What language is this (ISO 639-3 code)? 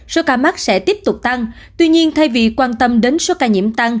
vie